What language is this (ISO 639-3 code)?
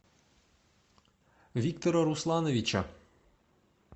rus